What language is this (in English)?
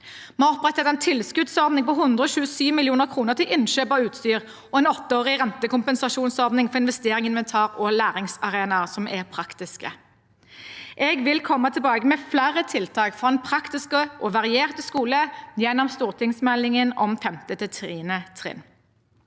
Norwegian